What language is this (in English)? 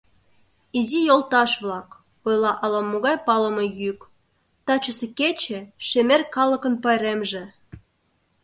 Mari